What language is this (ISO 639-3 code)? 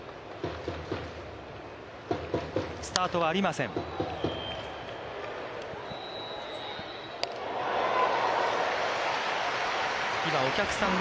jpn